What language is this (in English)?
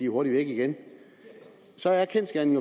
Danish